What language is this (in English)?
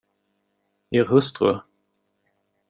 Swedish